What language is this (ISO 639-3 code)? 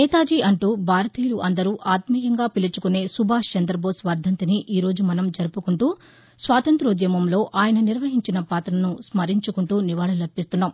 tel